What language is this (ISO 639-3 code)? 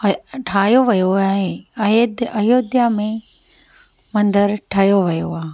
snd